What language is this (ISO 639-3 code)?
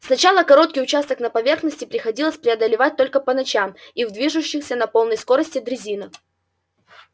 rus